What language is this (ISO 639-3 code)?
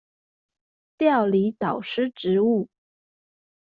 zho